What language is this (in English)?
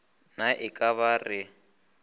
Northern Sotho